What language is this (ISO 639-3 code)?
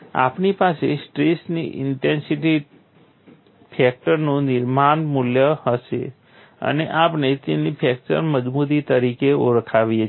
guj